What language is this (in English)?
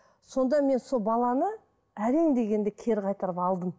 Kazakh